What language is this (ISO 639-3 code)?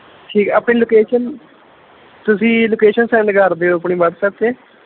pan